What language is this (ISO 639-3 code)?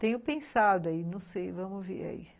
por